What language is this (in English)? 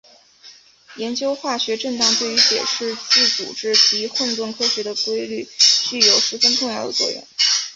Chinese